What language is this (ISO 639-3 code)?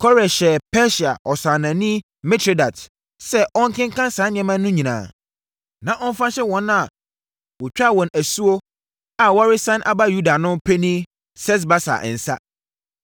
aka